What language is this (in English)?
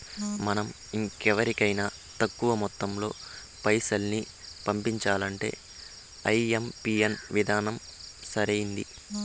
Telugu